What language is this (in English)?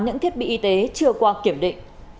Vietnamese